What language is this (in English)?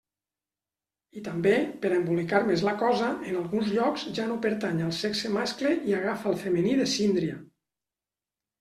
Catalan